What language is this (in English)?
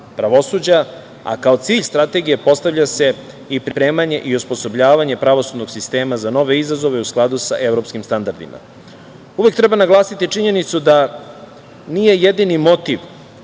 Serbian